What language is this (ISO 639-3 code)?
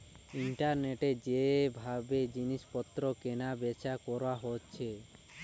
ben